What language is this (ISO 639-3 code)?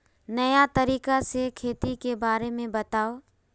mag